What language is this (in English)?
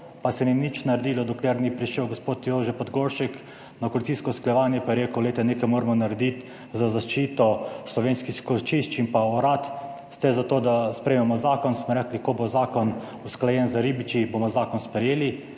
Slovenian